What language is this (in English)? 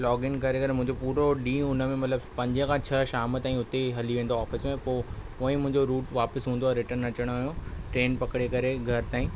Sindhi